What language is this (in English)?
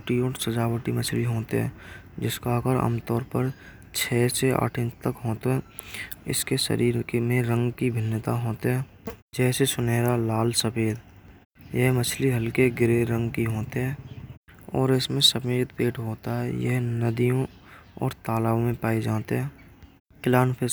Braj